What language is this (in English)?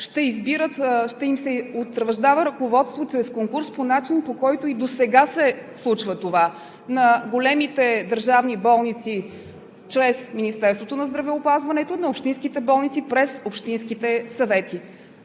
Bulgarian